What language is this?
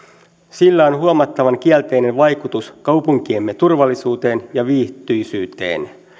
Finnish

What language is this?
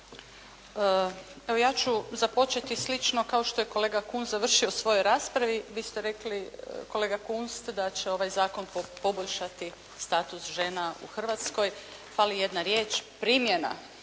Croatian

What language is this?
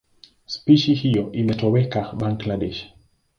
Swahili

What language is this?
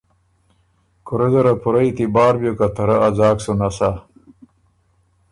Ormuri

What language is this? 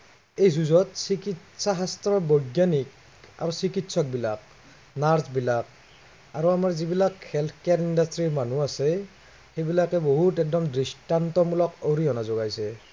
Assamese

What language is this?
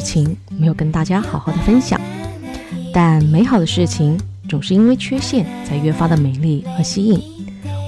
Chinese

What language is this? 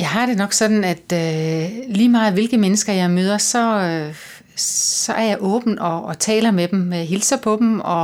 Danish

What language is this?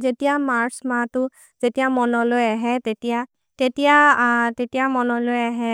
Maria (India)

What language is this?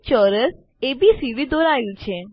Gujarati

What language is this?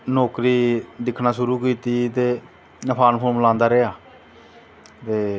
Dogri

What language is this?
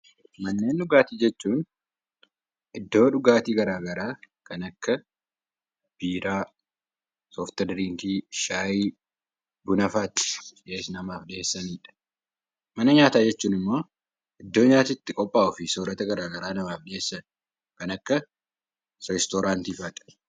Oromo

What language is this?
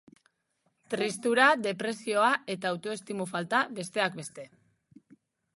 Basque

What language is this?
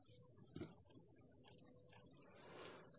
Telugu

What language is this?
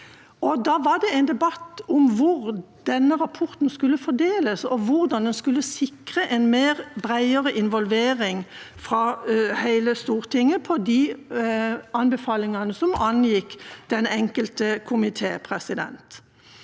Norwegian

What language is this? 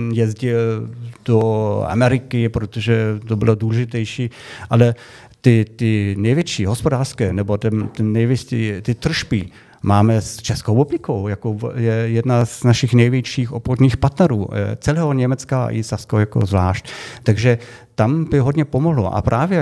Czech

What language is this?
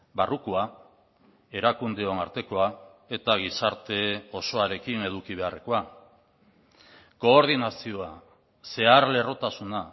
Basque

